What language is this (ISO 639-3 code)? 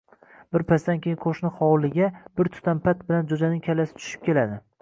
uzb